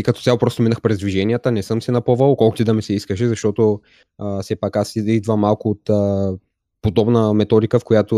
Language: Bulgarian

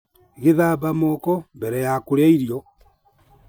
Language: Kikuyu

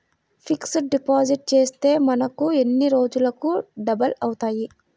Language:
Telugu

